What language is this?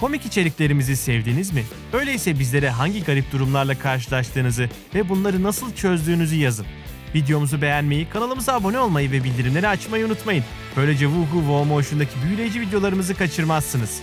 Turkish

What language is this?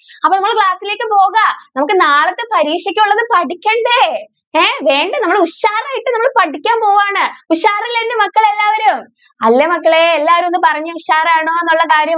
Malayalam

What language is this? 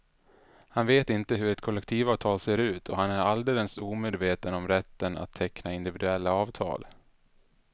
Swedish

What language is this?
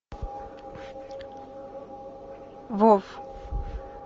Russian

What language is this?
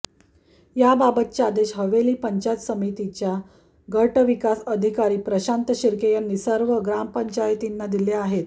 Marathi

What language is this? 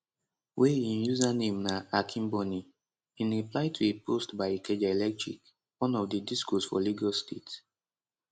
Nigerian Pidgin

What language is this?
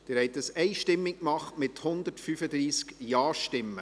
Swiss German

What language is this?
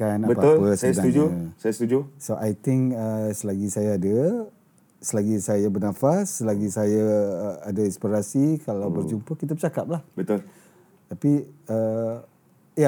Malay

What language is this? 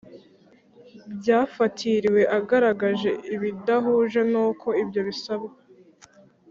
Kinyarwanda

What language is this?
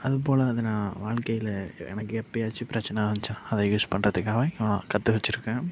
Tamil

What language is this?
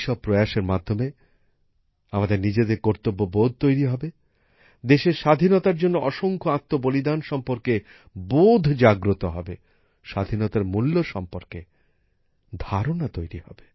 Bangla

